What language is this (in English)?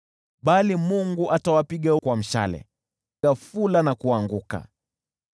Swahili